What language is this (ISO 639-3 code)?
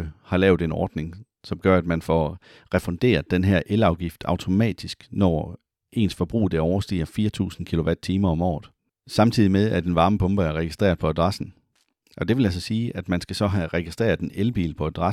dan